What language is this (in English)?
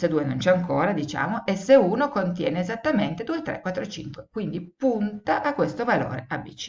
Italian